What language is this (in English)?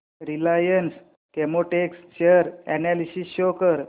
Marathi